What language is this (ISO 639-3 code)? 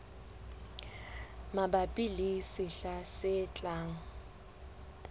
sot